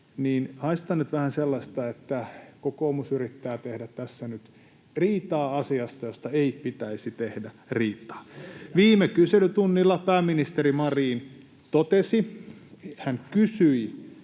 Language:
Finnish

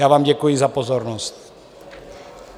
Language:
Czech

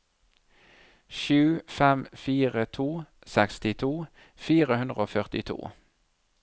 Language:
Norwegian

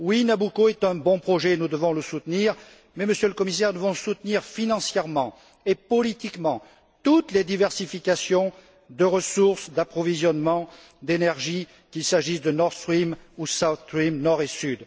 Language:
French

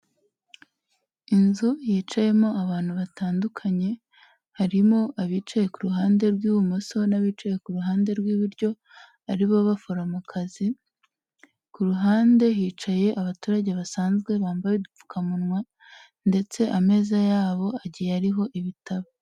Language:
Kinyarwanda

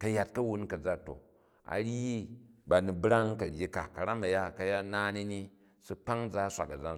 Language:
Jju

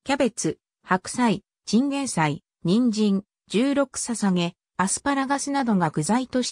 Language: Japanese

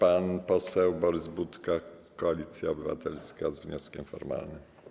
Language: Polish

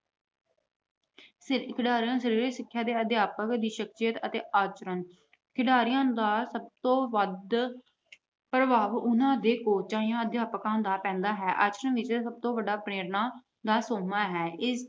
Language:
Punjabi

